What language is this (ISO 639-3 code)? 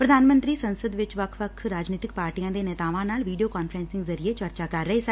pan